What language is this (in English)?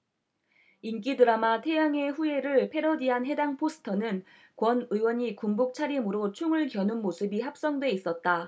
Korean